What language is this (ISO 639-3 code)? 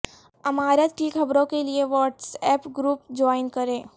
urd